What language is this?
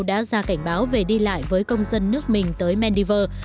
Vietnamese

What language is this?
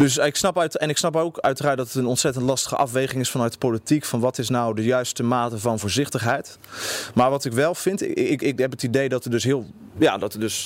Dutch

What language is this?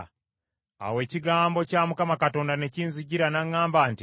Ganda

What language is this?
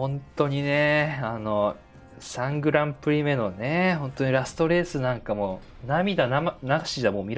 Japanese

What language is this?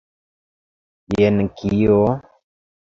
Esperanto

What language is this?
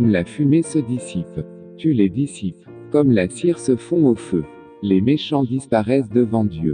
French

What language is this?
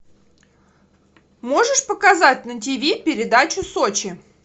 Russian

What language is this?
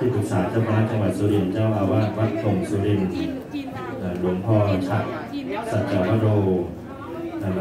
Thai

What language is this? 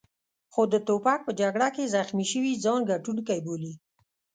Pashto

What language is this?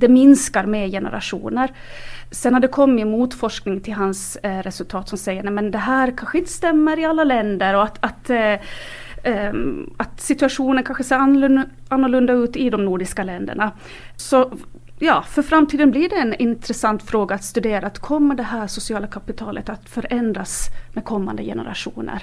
Swedish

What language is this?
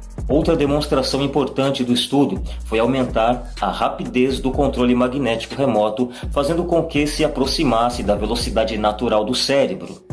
Portuguese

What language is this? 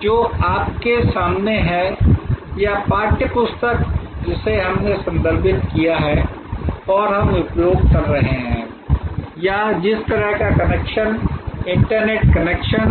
Hindi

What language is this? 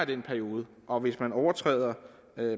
Danish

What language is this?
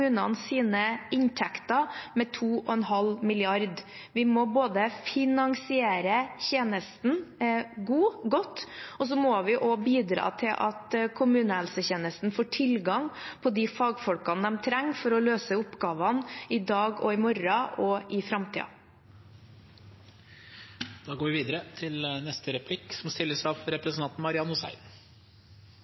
Norwegian Bokmål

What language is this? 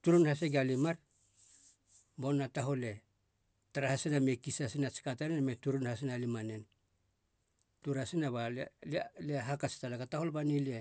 Halia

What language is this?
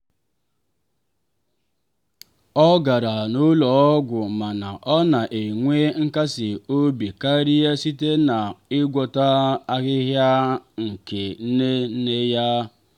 Igbo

